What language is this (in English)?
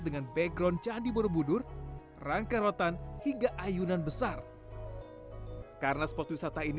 Indonesian